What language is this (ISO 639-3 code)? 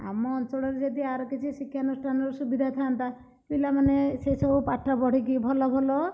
ori